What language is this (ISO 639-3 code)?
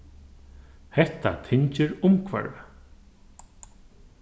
fao